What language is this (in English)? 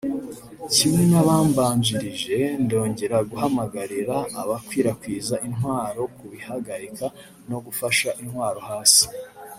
Kinyarwanda